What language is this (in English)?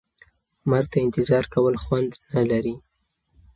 Pashto